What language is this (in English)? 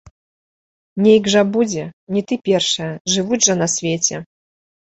Belarusian